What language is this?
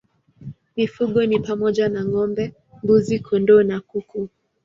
Swahili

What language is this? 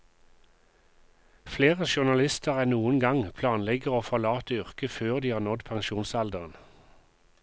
Norwegian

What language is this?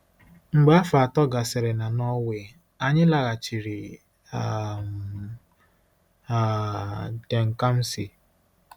Igbo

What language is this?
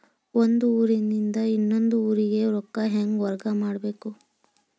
Kannada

